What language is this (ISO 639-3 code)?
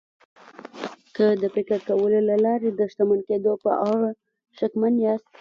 pus